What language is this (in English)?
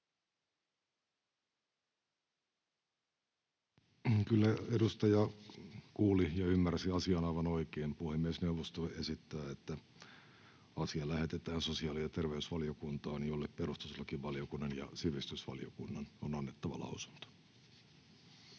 Finnish